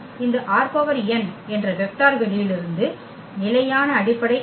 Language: Tamil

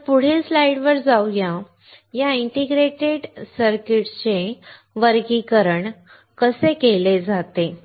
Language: Marathi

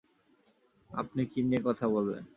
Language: Bangla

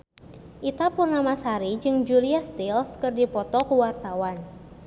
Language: Sundanese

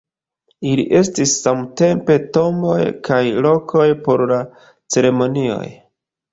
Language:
Esperanto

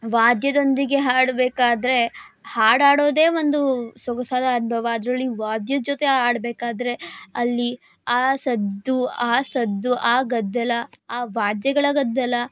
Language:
Kannada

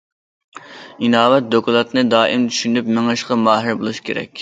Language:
Uyghur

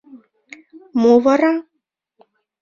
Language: Mari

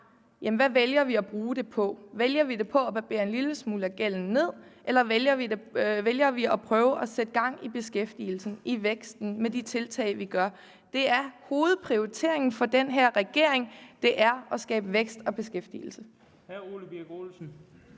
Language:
Danish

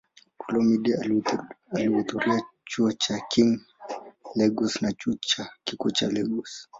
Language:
Swahili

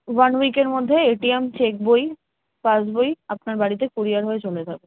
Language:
Bangla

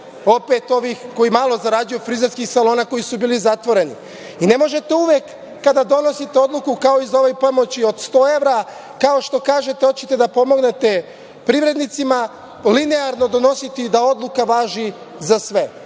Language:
Serbian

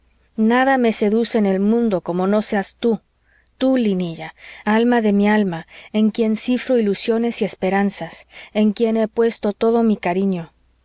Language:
Spanish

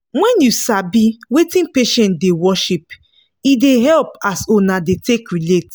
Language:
Nigerian Pidgin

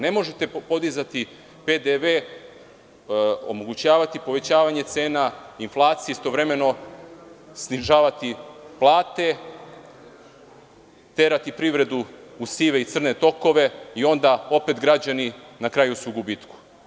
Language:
Serbian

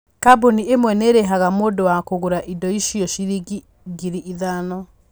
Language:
Kikuyu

